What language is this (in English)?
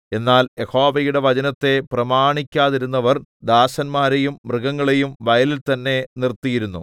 Malayalam